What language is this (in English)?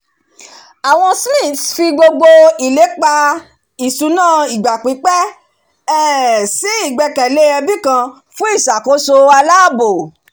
Yoruba